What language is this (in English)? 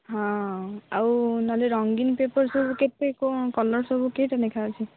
Odia